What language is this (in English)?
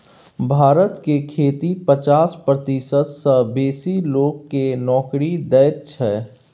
Maithili